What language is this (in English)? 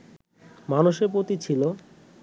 Bangla